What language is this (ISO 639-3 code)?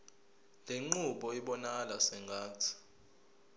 zul